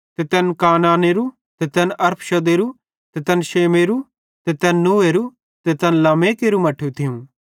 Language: Bhadrawahi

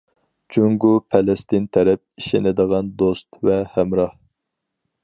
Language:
Uyghur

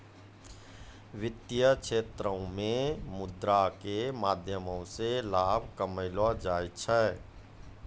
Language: Maithili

